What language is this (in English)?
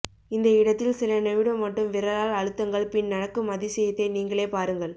Tamil